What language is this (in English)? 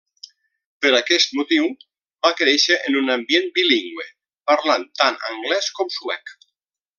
Catalan